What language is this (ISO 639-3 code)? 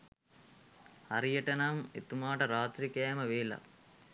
sin